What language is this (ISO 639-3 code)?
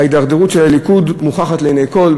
heb